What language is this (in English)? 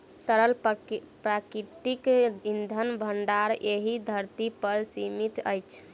Maithili